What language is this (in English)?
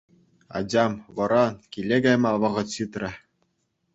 Chuvash